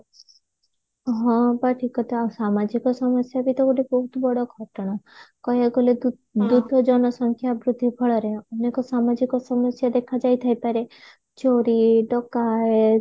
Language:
Odia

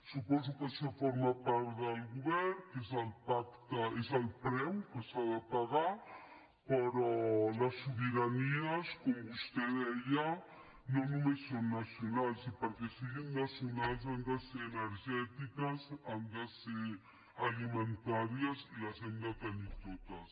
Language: Catalan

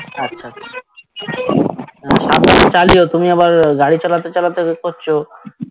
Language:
Bangla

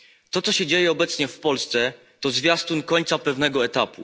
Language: Polish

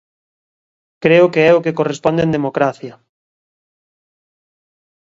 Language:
Galician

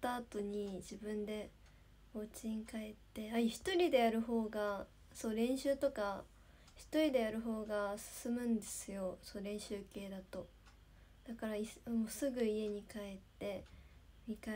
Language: Japanese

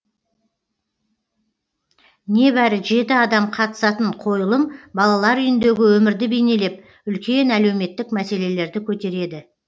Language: Kazakh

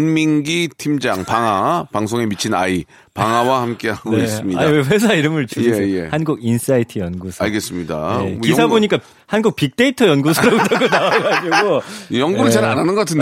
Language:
Korean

